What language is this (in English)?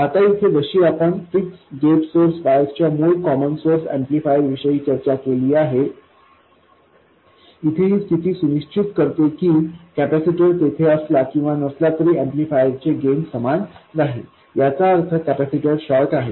Marathi